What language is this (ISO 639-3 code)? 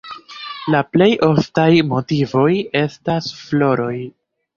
epo